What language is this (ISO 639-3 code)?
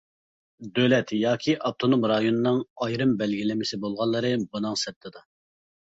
uig